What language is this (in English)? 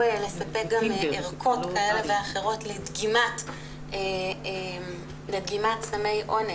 Hebrew